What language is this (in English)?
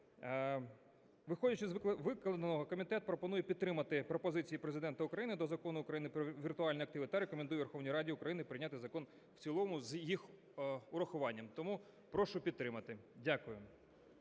Ukrainian